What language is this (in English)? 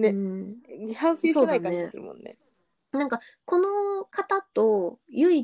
Japanese